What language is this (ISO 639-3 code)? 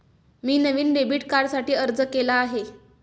mar